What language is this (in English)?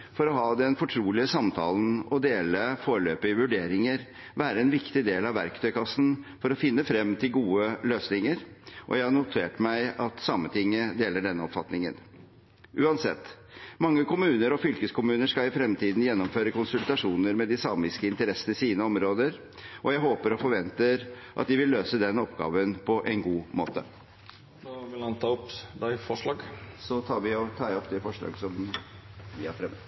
Norwegian